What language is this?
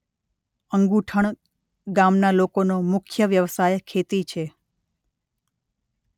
Gujarati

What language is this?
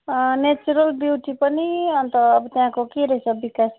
Nepali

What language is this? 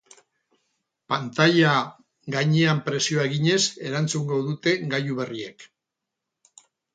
Basque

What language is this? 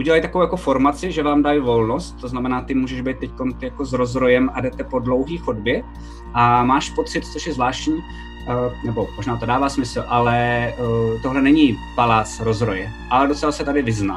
Czech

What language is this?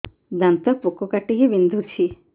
Odia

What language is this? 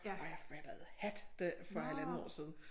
Danish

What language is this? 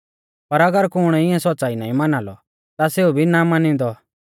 Mahasu Pahari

